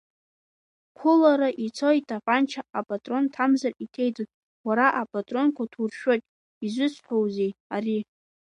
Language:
Abkhazian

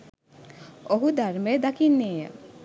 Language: Sinhala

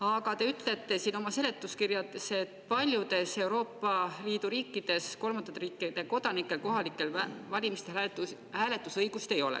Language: Estonian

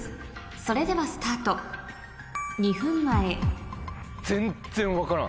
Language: Japanese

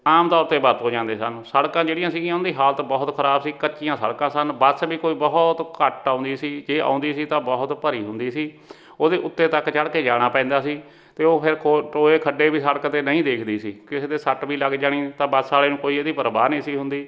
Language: Punjabi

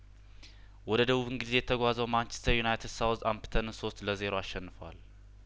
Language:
Amharic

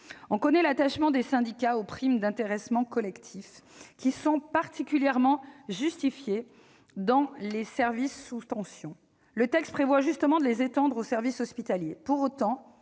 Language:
French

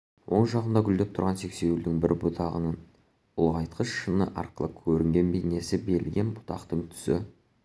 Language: Kazakh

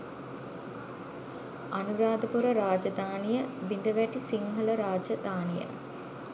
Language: Sinhala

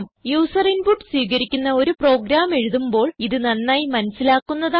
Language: Malayalam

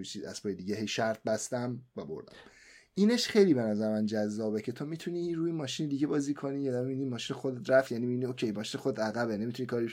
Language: Persian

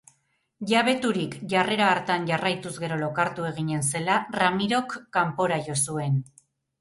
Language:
Basque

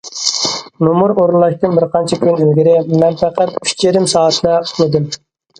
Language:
Uyghur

